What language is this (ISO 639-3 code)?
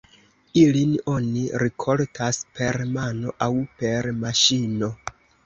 epo